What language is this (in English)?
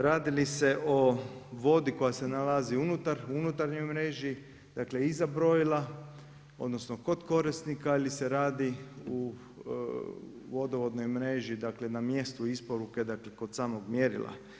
Croatian